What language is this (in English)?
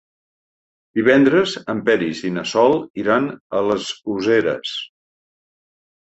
Catalan